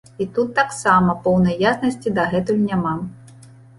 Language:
Belarusian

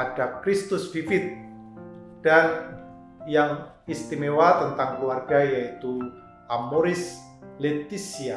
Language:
Indonesian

